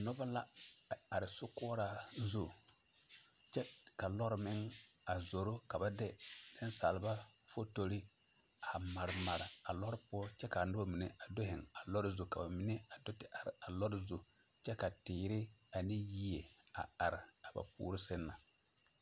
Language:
Southern Dagaare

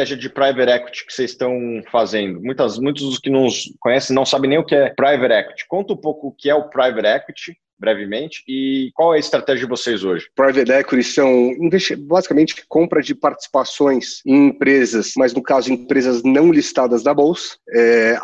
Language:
Portuguese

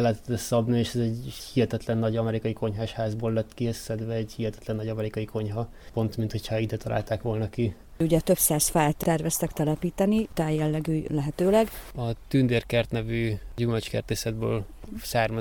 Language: Hungarian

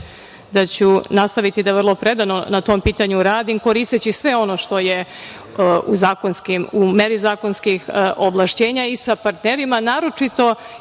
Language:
Serbian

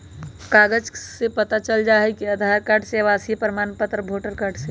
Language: Magahi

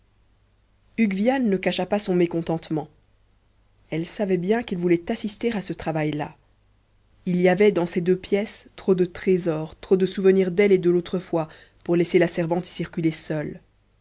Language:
French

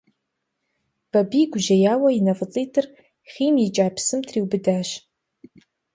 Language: Kabardian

